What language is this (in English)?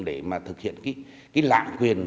Vietnamese